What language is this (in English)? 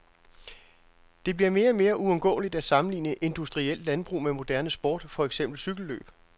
Danish